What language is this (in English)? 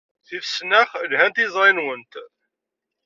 Kabyle